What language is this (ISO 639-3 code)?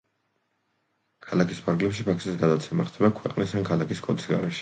kat